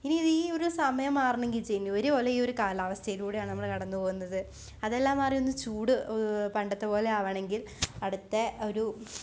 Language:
Malayalam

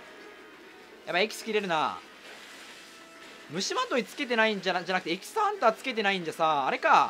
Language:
Japanese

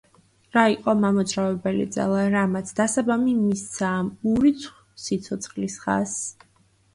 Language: Georgian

